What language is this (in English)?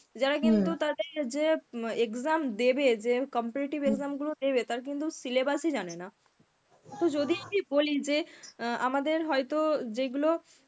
Bangla